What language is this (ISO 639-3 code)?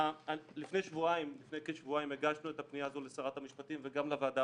heb